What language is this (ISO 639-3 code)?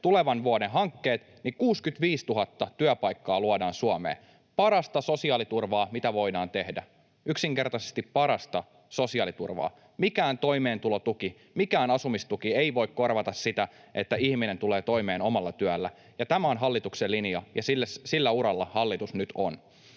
fin